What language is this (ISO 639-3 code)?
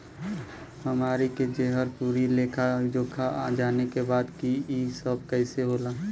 bho